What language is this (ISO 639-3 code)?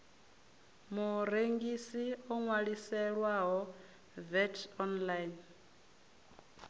ven